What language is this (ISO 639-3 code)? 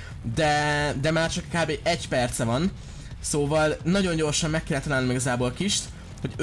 hun